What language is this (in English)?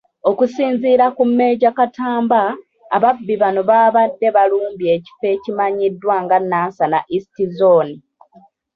Ganda